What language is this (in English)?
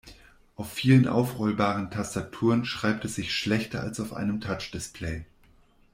German